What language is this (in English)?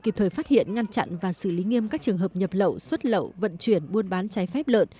Vietnamese